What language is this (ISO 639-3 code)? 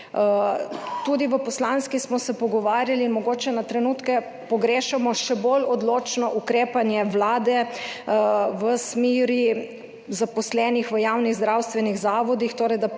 slv